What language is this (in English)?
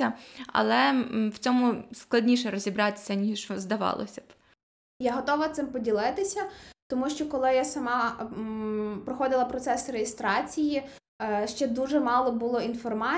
Ukrainian